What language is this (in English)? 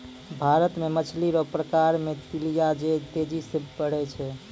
Maithili